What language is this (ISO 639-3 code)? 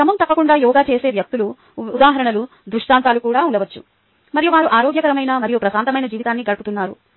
tel